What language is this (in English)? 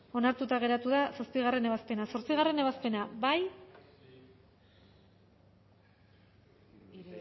Basque